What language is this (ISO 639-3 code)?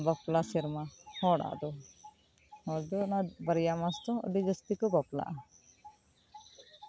sat